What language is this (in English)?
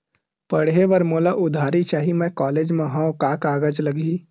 Chhattisgarhi